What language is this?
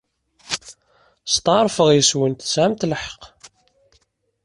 Kabyle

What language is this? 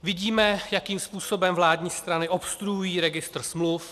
Czech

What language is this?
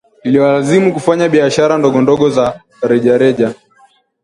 Swahili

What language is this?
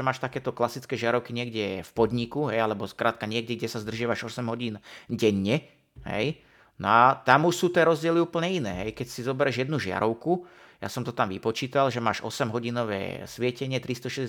Slovak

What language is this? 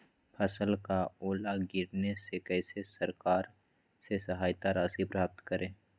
Magahi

